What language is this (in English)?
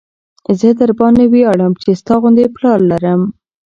Pashto